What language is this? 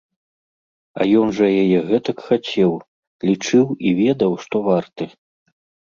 Belarusian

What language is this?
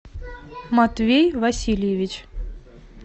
Russian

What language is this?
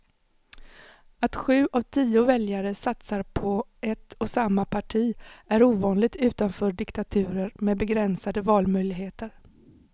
Swedish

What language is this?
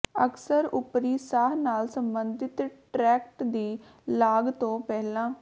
Punjabi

